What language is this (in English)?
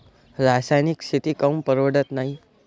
Marathi